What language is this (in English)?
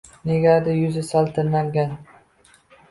Uzbek